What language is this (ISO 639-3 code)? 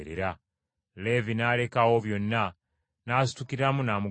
lug